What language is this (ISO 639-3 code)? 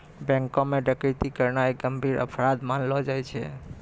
mai